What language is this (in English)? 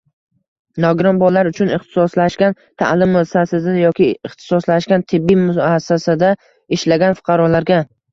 Uzbek